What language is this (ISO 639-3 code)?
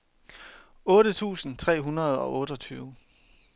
dan